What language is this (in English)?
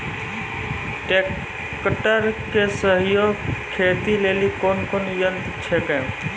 Maithili